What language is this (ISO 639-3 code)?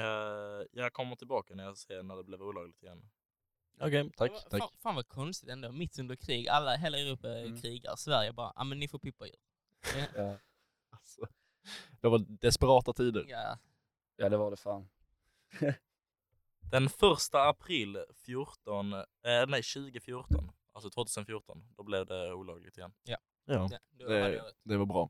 swe